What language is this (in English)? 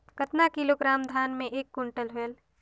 Chhattisgarhi